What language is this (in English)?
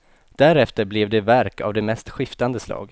Swedish